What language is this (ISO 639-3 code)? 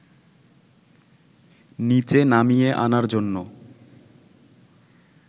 ben